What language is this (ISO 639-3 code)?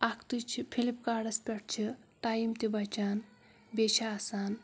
kas